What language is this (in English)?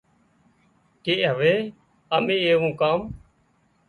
Wadiyara Koli